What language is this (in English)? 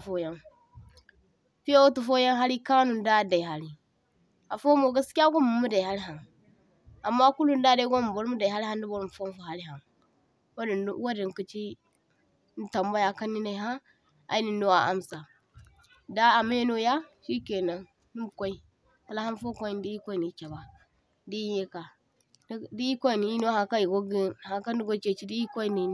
Zarma